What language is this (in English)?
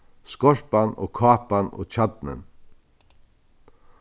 Faroese